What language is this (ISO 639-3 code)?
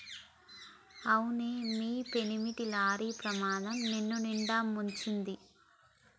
tel